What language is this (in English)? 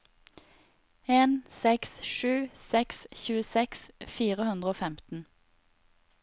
Norwegian